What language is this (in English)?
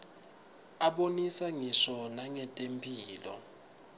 Swati